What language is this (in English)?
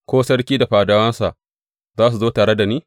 Hausa